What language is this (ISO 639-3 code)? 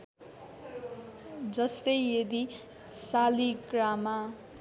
nep